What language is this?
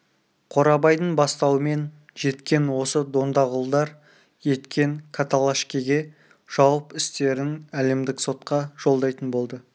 Kazakh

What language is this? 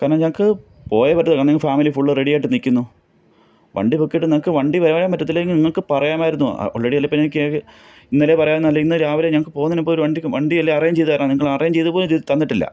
Malayalam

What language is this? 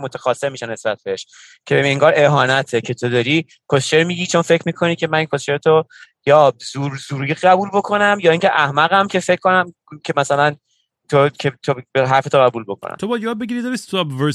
Persian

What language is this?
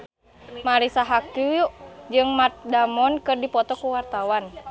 Sundanese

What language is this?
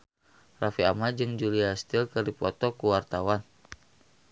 Sundanese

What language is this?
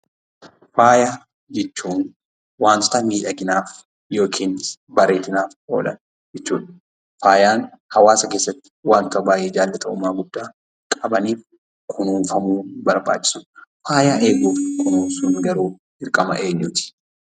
Oromo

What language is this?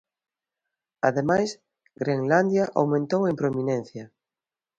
Galician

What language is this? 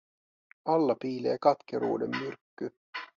Finnish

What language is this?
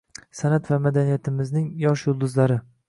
Uzbek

